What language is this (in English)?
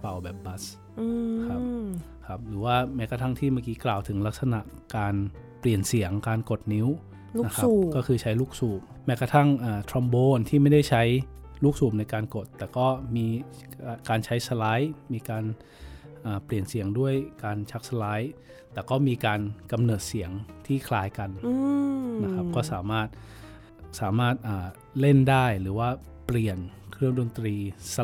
Thai